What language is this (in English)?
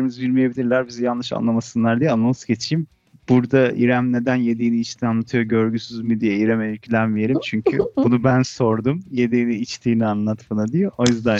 Turkish